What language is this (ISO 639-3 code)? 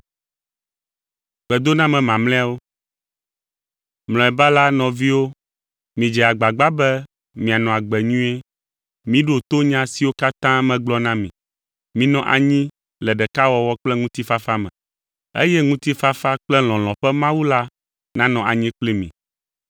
ewe